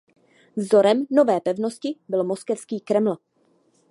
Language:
Czech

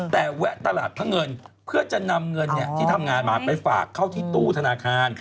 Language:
Thai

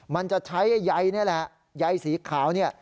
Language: Thai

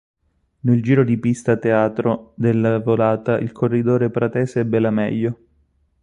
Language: Italian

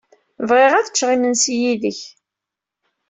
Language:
Kabyle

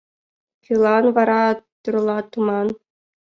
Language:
Mari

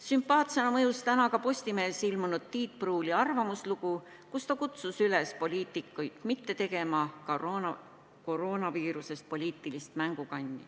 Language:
Estonian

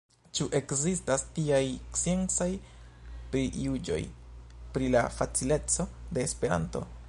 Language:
Esperanto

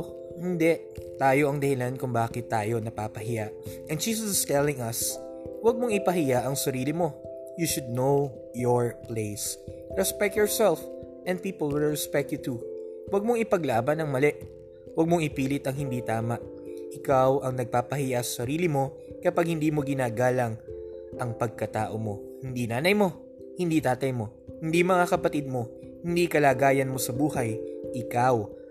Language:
Filipino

